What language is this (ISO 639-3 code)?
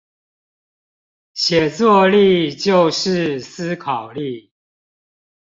zho